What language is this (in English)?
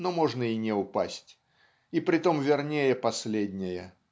Russian